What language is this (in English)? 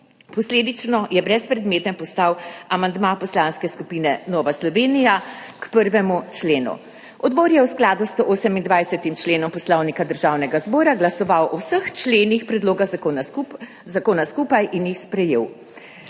Slovenian